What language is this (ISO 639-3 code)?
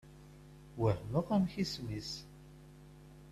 kab